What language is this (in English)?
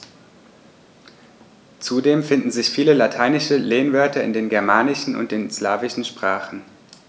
German